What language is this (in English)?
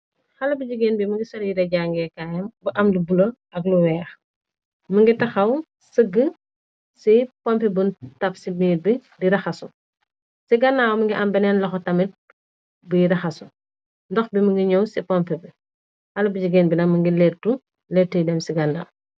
Wolof